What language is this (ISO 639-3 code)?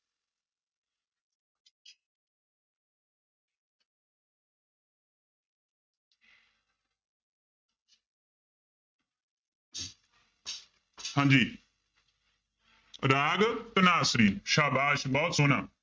pan